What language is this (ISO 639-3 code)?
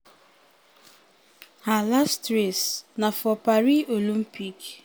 pcm